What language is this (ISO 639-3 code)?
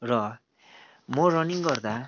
nep